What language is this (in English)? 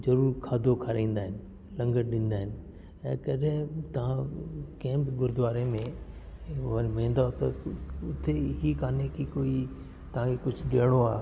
Sindhi